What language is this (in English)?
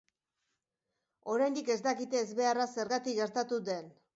Basque